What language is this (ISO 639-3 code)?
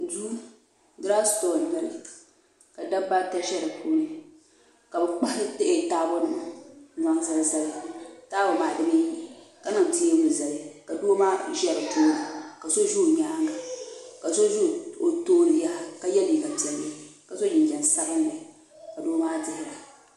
dag